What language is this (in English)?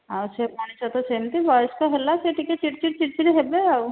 Odia